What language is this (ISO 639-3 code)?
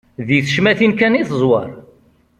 kab